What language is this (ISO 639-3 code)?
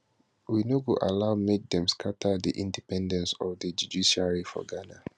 pcm